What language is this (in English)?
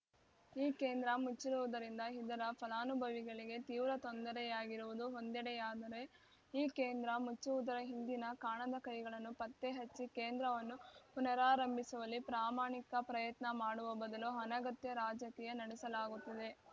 Kannada